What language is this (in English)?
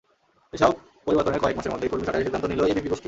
Bangla